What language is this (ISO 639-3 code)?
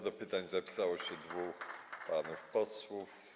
pol